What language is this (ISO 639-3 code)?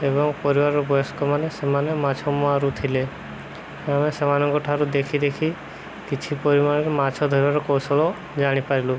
ori